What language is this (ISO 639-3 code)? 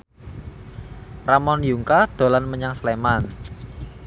jav